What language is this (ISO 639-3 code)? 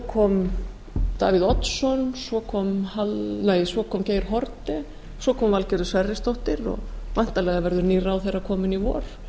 isl